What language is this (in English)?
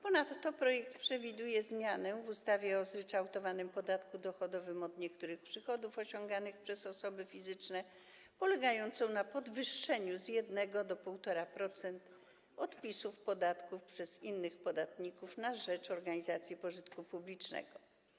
Polish